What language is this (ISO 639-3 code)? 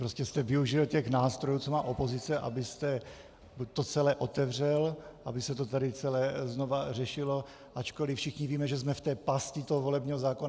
ces